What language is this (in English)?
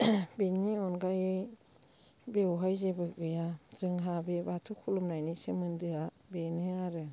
Bodo